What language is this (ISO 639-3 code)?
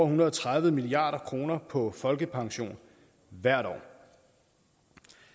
dan